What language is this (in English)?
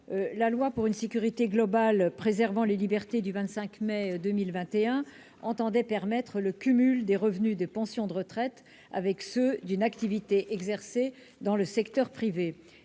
French